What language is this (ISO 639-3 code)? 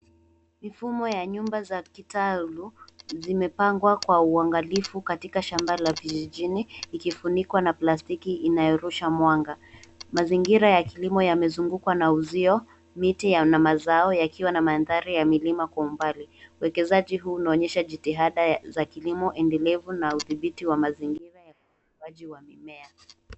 swa